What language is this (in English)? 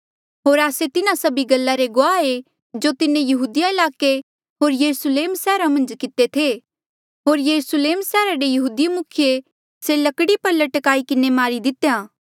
Mandeali